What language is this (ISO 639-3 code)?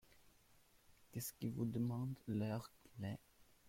fra